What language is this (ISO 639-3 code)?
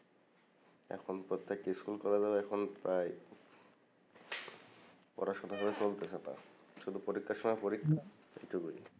ben